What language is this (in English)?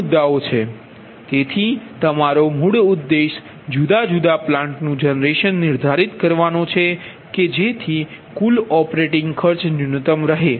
Gujarati